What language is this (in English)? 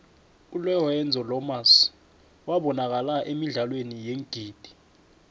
South Ndebele